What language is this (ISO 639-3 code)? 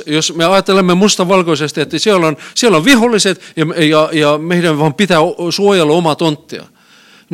fin